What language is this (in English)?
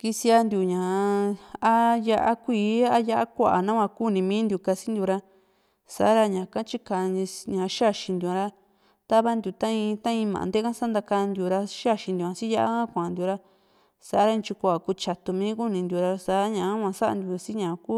Juxtlahuaca Mixtec